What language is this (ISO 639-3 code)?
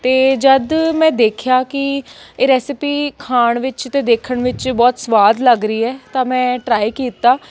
pan